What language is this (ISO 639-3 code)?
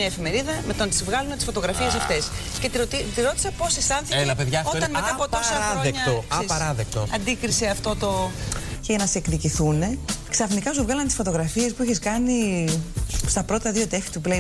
ell